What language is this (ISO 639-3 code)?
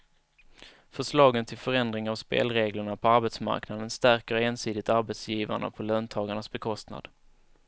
swe